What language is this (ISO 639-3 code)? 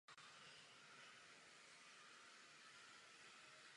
ces